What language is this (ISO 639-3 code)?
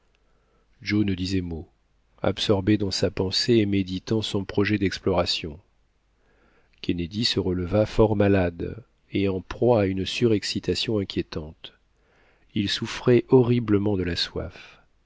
fra